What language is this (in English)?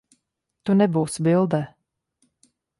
Latvian